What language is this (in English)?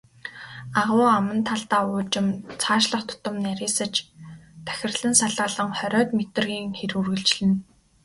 Mongolian